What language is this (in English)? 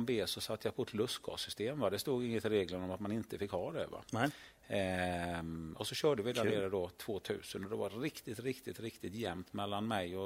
Swedish